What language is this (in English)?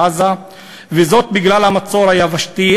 Hebrew